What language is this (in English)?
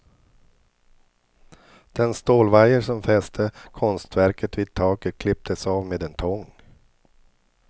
Swedish